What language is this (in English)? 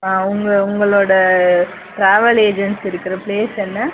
Tamil